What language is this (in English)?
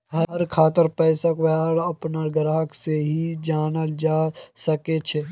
Magahi